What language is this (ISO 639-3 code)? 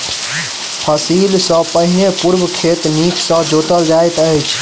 mai